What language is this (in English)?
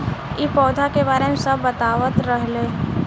Bhojpuri